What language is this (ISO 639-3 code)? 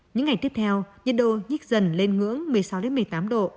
vie